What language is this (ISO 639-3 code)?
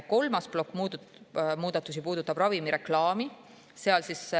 est